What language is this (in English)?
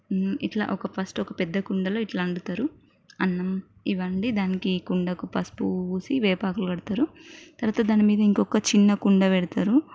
Telugu